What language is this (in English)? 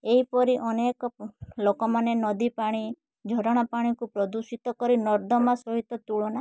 Odia